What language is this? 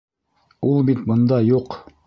Bashkir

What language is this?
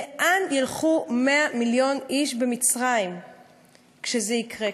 Hebrew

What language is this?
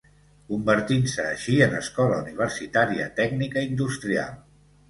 Catalan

